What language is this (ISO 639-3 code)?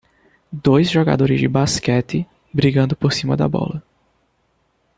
por